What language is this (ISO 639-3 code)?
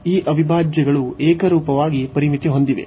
kan